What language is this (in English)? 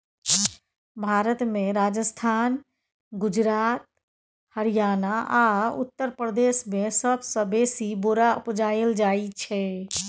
Maithili